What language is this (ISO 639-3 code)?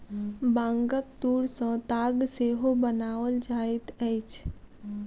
mai